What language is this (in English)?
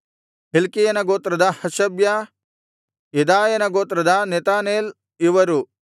Kannada